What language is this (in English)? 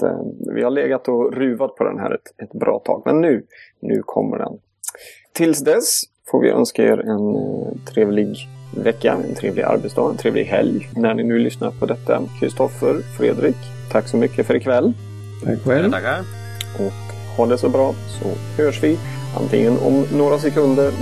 Swedish